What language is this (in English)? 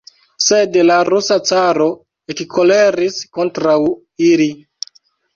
Esperanto